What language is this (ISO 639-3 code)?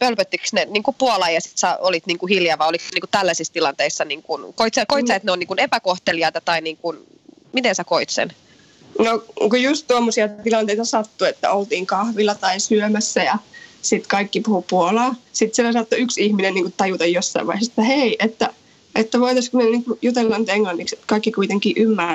fin